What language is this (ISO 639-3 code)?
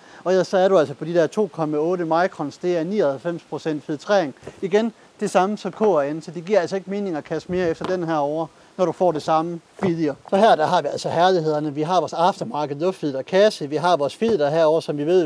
dan